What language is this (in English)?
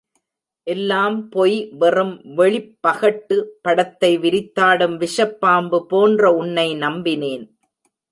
Tamil